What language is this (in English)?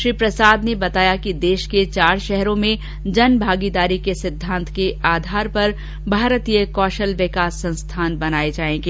Hindi